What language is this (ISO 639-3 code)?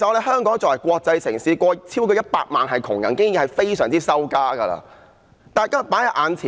yue